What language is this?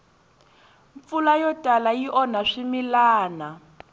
Tsonga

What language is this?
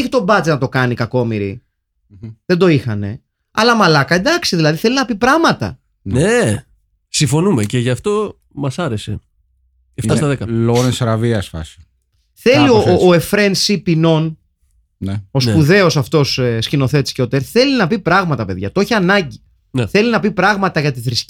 Greek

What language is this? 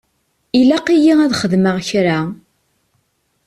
Kabyle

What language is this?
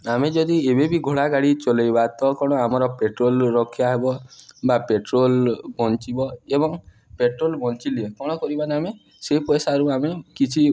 Odia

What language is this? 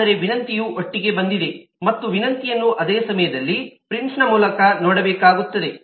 Kannada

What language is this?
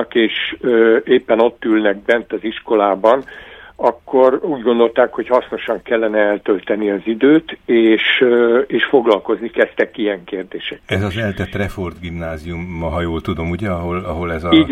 Hungarian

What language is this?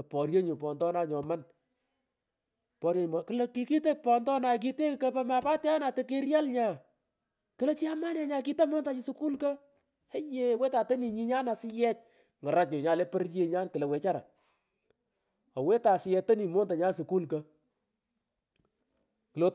Pökoot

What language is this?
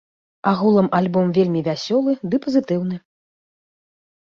Belarusian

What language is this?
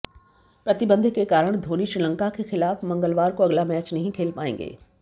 Hindi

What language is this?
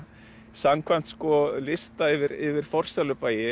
Icelandic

